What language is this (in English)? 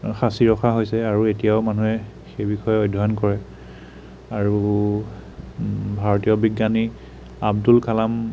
Assamese